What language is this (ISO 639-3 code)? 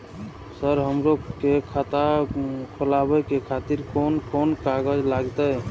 mai